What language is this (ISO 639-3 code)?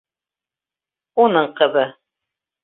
bak